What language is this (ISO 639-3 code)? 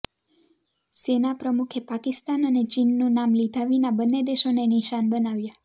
guj